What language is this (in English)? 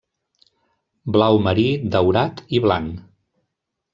Catalan